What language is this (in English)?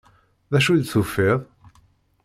Kabyle